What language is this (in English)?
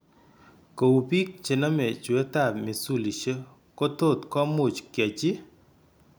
Kalenjin